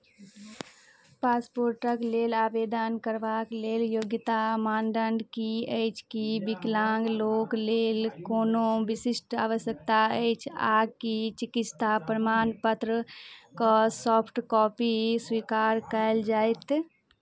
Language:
Maithili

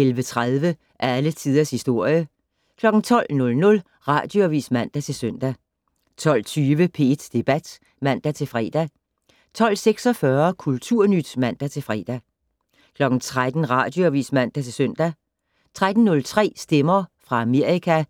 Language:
Danish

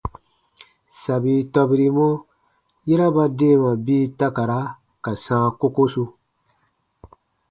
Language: Baatonum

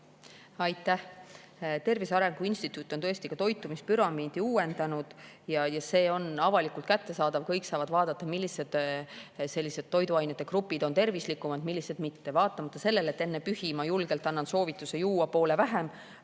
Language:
Estonian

